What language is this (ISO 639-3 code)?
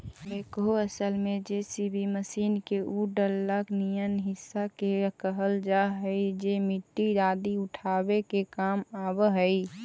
mag